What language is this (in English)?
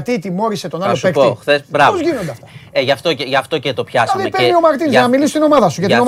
Greek